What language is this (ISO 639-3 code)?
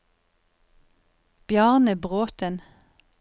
nor